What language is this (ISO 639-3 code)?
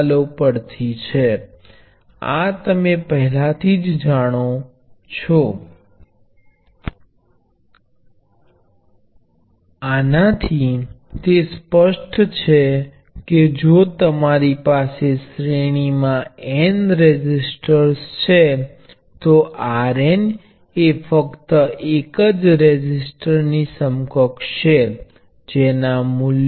guj